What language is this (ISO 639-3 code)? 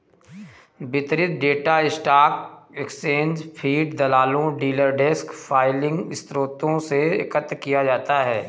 hin